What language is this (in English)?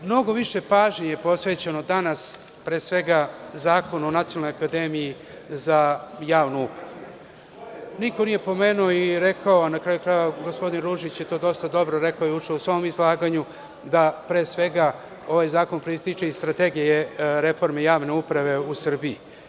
Serbian